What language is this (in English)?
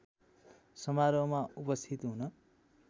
Nepali